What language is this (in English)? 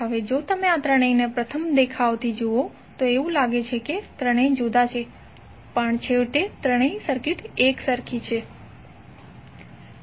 Gujarati